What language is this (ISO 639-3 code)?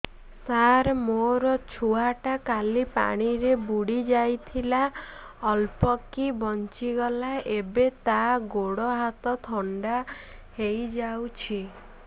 ori